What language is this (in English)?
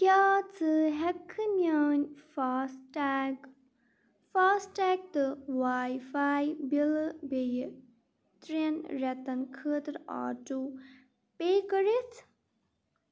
Kashmiri